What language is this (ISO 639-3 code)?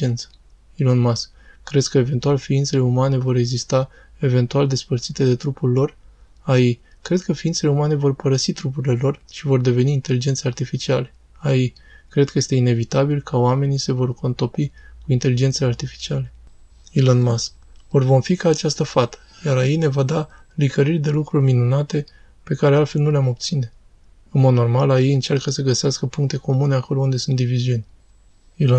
ron